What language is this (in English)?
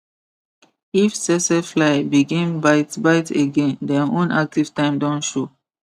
Nigerian Pidgin